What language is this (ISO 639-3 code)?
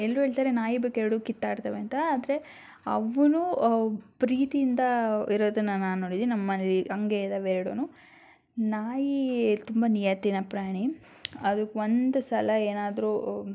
kan